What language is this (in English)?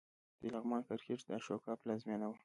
Pashto